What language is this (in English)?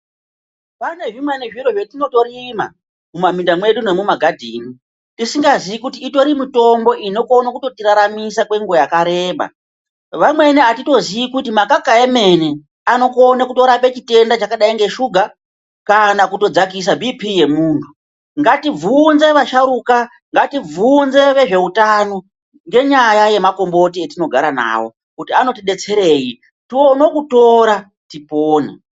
Ndau